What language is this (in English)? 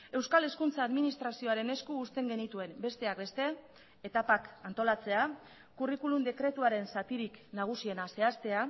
Basque